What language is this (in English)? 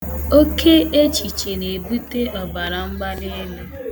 Igbo